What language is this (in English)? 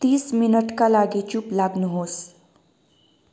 Nepali